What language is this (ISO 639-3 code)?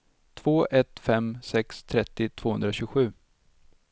swe